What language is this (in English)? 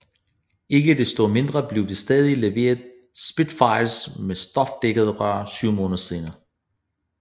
Danish